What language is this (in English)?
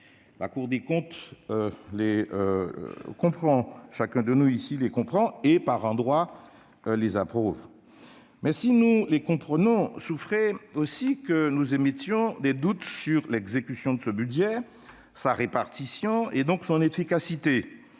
French